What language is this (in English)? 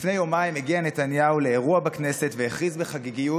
Hebrew